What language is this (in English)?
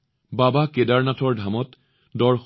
Assamese